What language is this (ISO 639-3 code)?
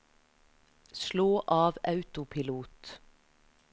nor